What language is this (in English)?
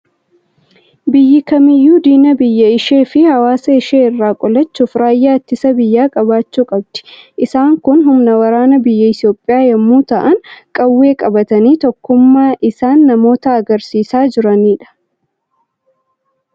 Oromo